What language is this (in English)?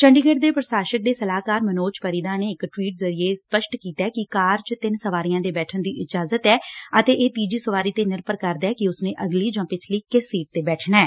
Punjabi